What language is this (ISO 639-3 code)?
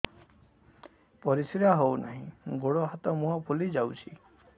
ori